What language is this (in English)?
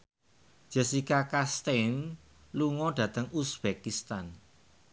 Javanese